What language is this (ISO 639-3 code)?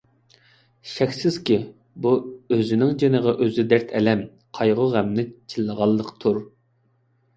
uig